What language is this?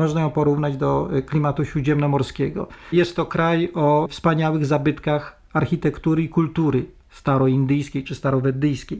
Polish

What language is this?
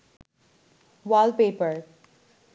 Bangla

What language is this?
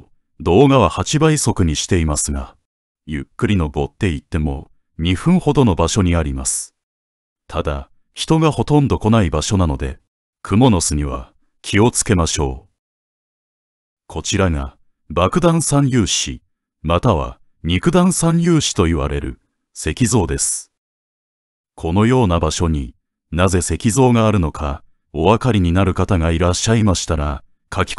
Japanese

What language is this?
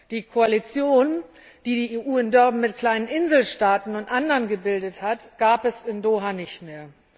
German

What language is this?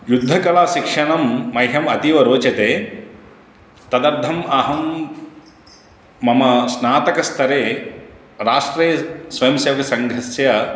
Sanskrit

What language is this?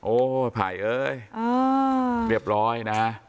Thai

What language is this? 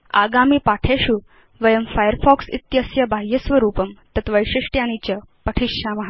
Sanskrit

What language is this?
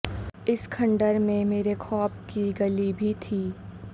Urdu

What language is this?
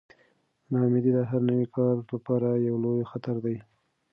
Pashto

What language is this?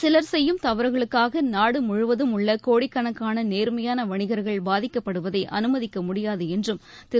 Tamil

